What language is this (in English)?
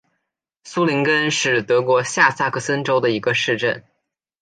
Chinese